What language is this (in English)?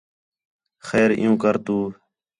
Khetrani